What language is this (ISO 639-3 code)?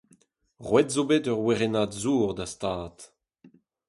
bre